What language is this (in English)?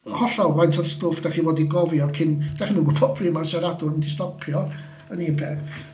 Welsh